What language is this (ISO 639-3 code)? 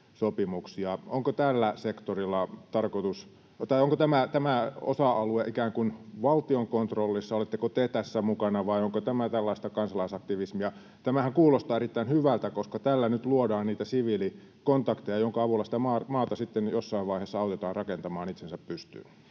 fin